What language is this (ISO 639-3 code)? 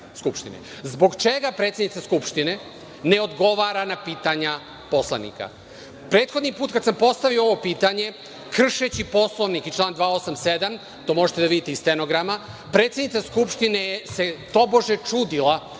srp